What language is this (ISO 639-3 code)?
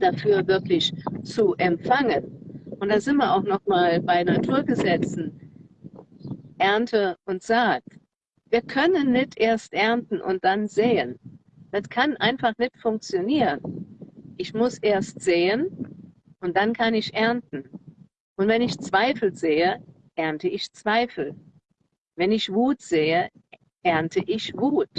deu